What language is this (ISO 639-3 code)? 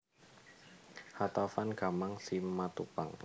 jav